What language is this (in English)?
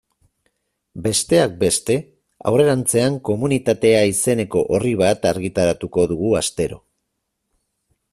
Basque